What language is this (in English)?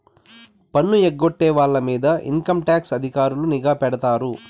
Telugu